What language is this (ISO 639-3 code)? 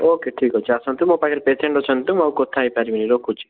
ori